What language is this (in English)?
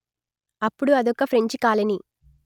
Telugu